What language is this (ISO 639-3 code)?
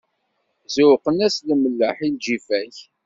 kab